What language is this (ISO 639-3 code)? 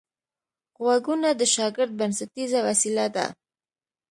pus